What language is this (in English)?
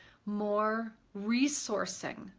English